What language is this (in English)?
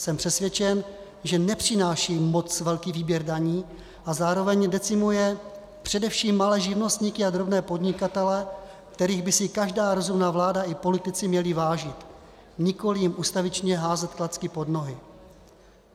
Czech